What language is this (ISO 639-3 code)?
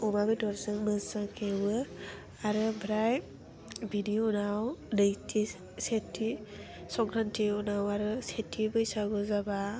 brx